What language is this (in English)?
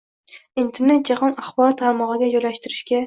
Uzbek